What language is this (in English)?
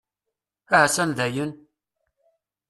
Kabyle